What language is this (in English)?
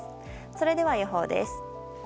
Japanese